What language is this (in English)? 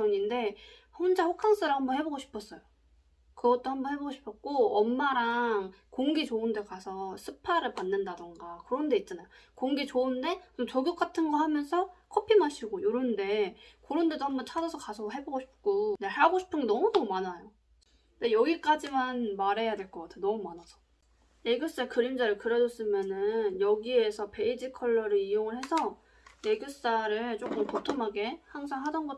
Korean